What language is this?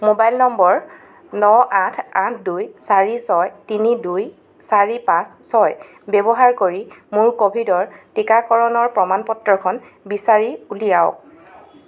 Assamese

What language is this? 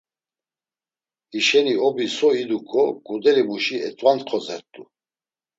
Laz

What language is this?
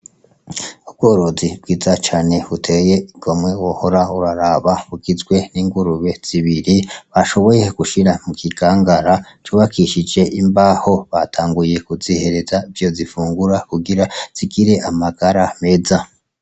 Rundi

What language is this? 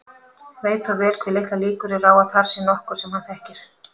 Icelandic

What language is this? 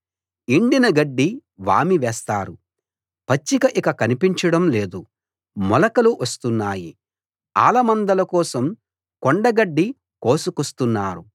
Telugu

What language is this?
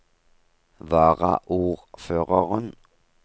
Norwegian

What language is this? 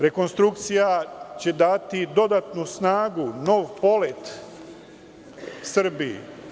Serbian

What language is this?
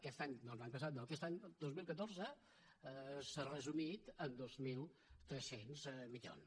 Catalan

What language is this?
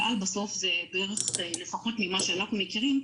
Hebrew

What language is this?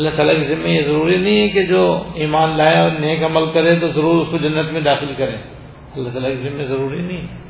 Urdu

